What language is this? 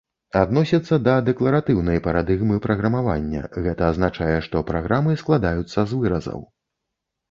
Belarusian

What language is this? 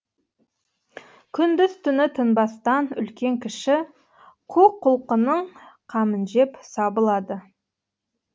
Kazakh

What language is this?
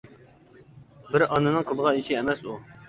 Uyghur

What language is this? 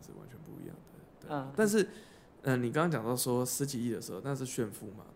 Chinese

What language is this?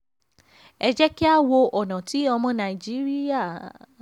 Yoruba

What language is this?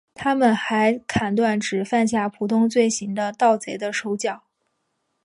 Chinese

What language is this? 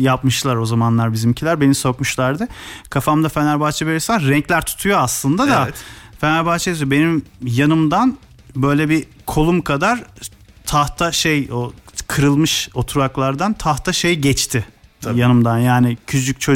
Turkish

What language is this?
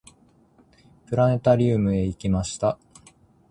Japanese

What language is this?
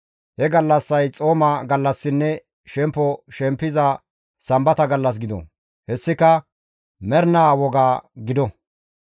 Gamo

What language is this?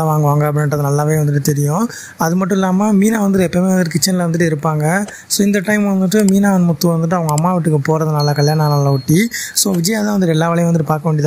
Tamil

